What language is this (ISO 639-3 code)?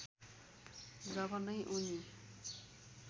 nep